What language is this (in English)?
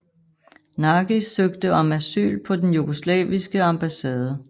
Danish